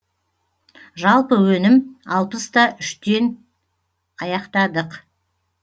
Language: Kazakh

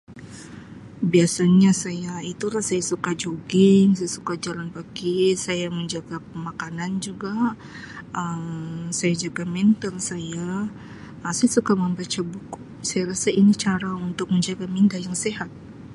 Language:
Sabah Malay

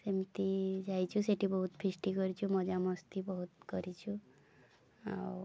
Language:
Odia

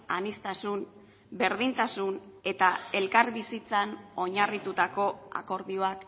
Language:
Basque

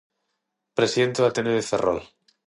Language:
Galician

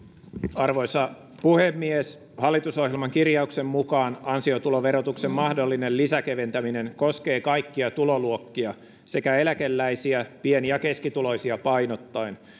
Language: Finnish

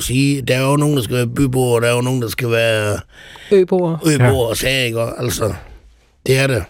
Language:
Danish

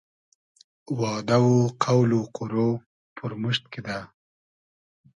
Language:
Hazaragi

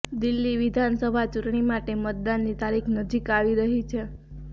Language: Gujarati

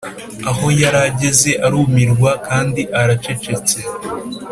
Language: Kinyarwanda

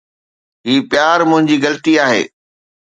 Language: Sindhi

